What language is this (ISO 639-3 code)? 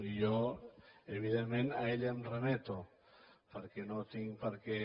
cat